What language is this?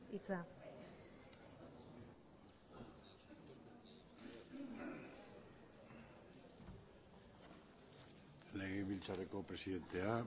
Basque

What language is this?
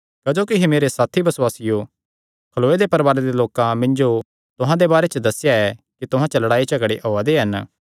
Kangri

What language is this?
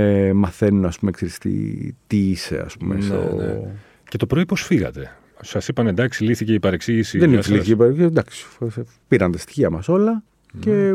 Greek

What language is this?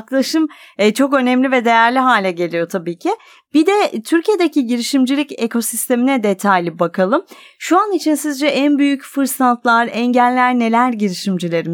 Turkish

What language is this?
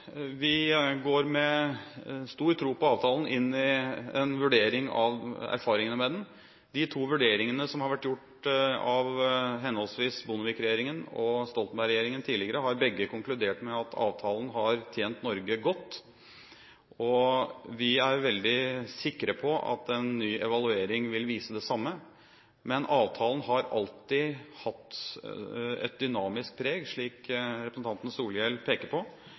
Norwegian Bokmål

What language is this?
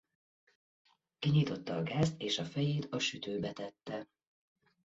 Hungarian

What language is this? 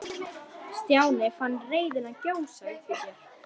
Icelandic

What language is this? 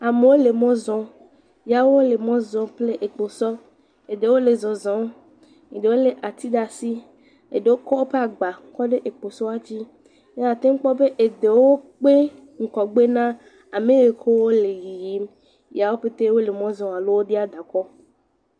Ewe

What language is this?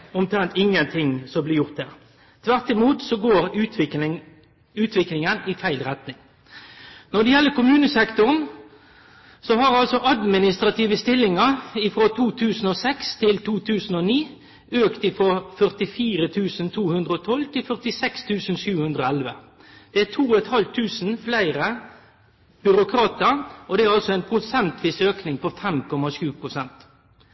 Norwegian Nynorsk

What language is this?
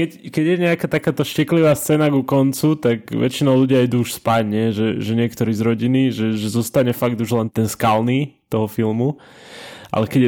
Slovak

